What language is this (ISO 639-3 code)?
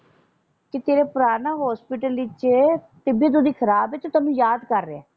pan